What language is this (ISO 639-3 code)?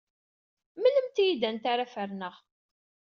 kab